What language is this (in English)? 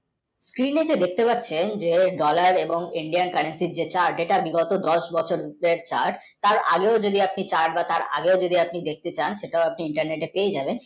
Bangla